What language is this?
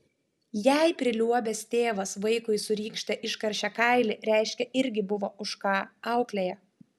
Lithuanian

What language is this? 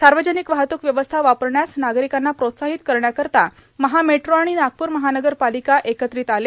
Marathi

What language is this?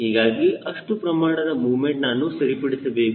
Kannada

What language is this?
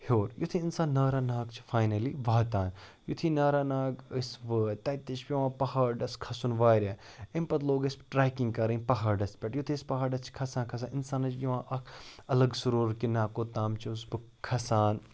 Kashmiri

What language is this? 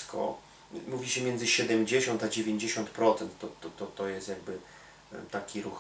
Polish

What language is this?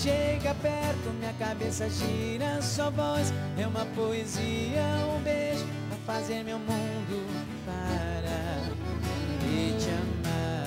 Portuguese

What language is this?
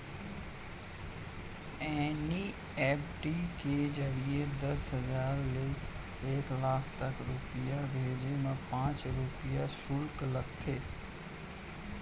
Chhattisgarhi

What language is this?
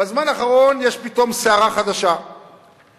Hebrew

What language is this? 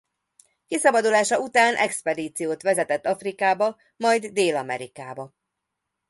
Hungarian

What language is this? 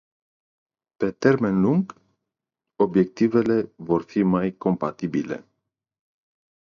Romanian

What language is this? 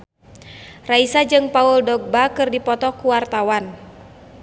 Sundanese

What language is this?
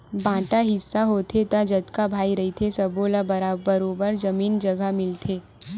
Chhattisgarhi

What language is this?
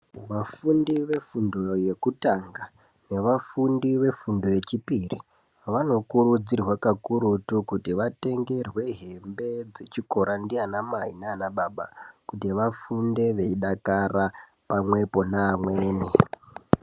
Ndau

